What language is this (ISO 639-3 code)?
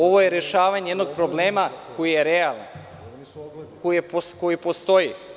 srp